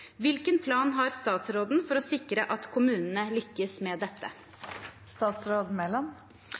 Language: Norwegian Bokmål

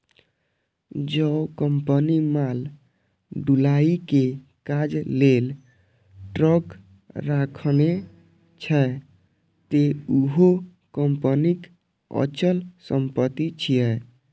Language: Maithili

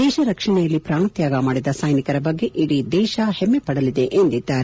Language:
Kannada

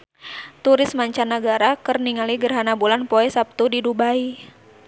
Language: Sundanese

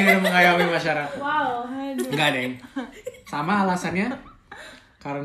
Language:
Indonesian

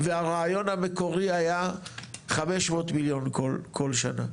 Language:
Hebrew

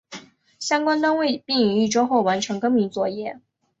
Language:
Chinese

